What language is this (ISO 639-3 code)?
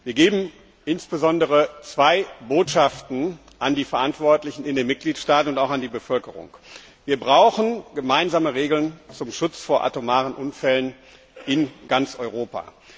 deu